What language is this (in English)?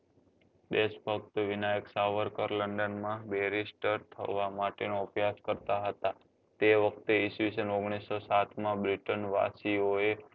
Gujarati